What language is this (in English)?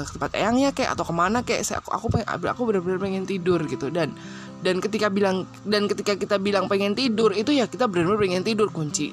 Indonesian